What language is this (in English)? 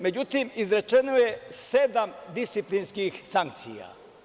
Serbian